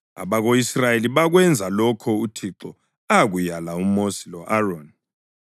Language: North Ndebele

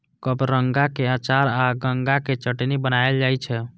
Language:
Maithili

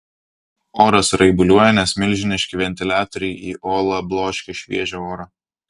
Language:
Lithuanian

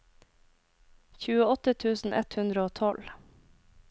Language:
Norwegian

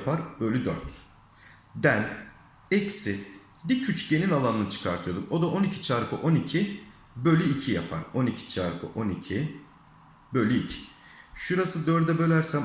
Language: Turkish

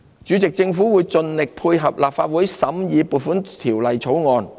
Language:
Cantonese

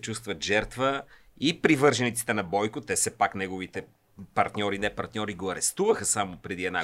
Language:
Bulgarian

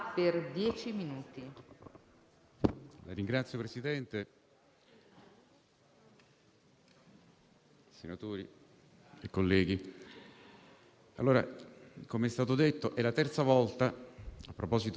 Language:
Italian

